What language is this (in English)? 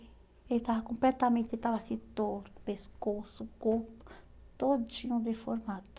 Portuguese